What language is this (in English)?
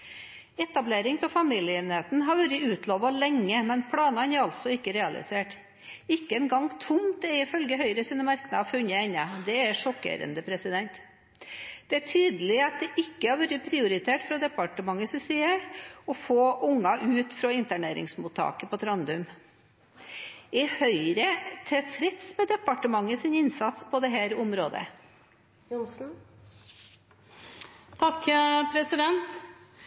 Norwegian Bokmål